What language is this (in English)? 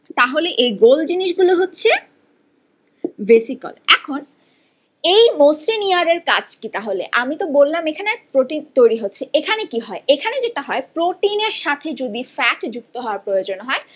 Bangla